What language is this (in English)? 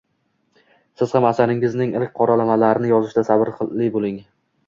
Uzbek